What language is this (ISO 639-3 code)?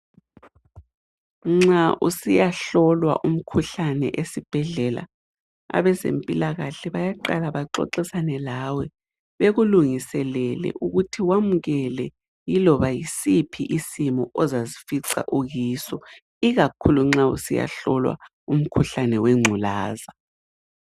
nde